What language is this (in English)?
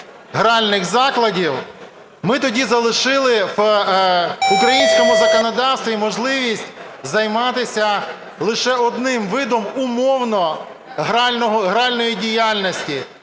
Ukrainian